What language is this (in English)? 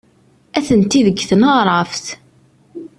Kabyle